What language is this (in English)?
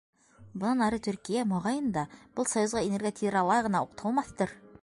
Bashkir